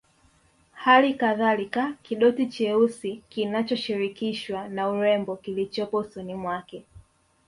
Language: Swahili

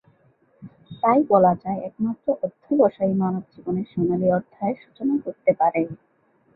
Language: Bangla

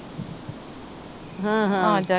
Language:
Punjabi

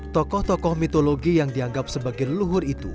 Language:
Indonesian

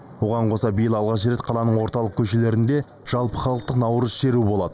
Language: Kazakh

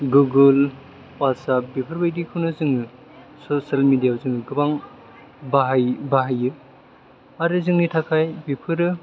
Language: Bodo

